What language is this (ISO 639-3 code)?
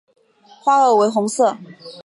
zho